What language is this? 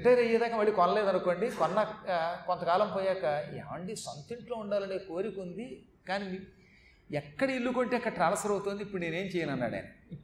Telugu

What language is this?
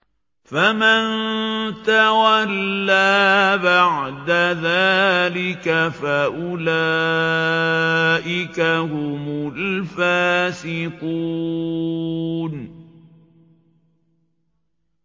Arabic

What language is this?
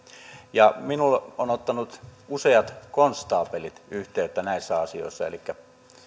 Finnish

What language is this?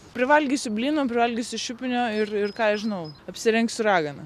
Lithuanian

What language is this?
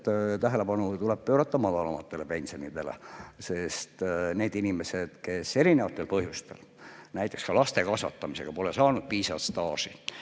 Estonian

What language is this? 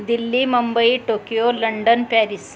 Marathi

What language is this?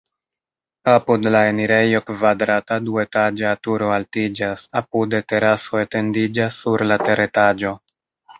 Esperanto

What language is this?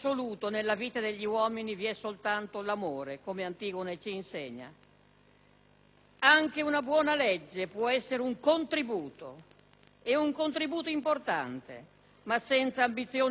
Italian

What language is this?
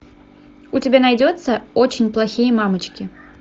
Russian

